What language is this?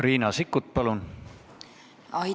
Estonian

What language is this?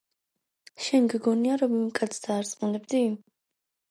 Georgian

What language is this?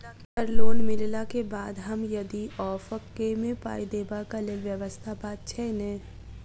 Maithili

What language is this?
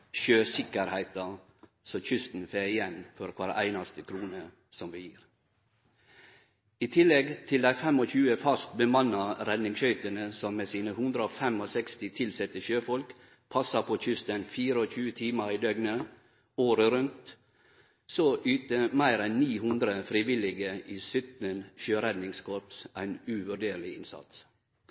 Norwegian Nynorsk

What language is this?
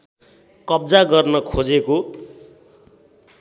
Nepali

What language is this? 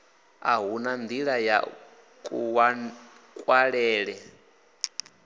Venda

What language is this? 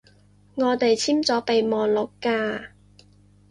Cantonese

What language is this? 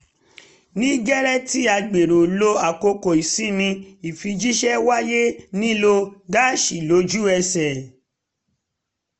Yoruba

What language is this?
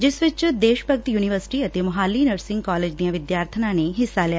Punjabi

